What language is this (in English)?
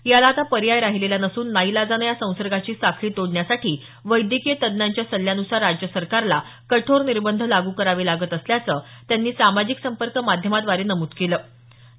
Marathi